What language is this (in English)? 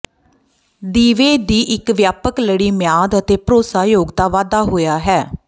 Punjabi